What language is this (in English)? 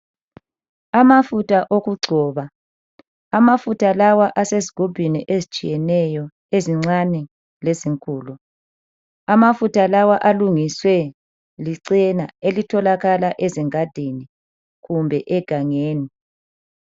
North Ndebele